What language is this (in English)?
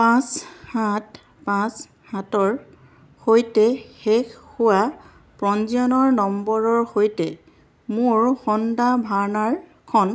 Assamese